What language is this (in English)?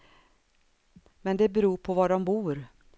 Swedish